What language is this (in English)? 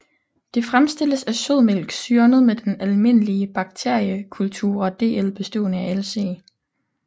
Danish